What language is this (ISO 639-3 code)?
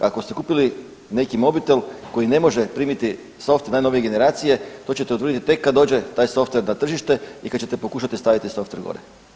hrv